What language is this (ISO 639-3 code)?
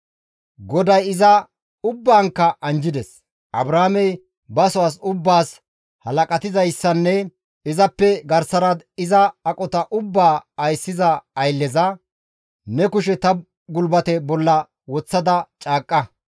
gmv